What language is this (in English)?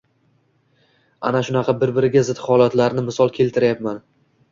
Uzbek